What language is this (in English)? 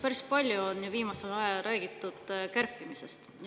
Estonian